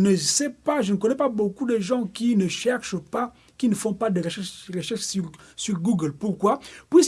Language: French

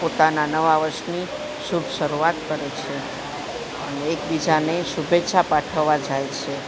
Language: Gujarati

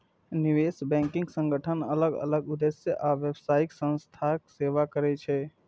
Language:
Maithili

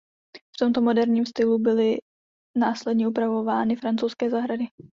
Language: Czech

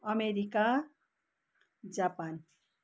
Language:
Nepali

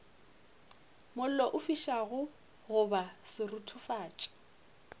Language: Northern Sotho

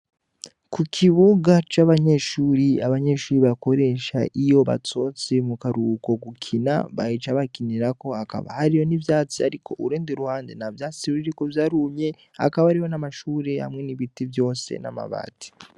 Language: Rundi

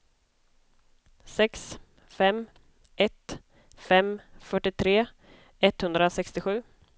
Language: Swedish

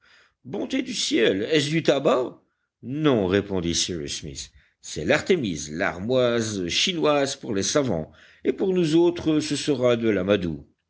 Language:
French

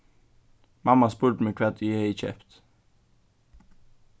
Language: Faroese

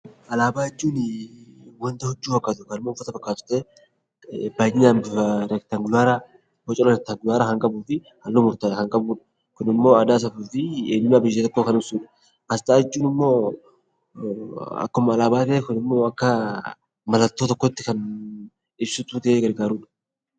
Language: Oromo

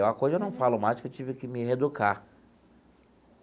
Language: Portuguese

